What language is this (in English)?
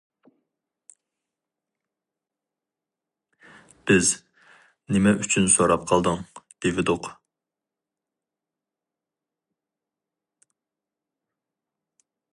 Uyghur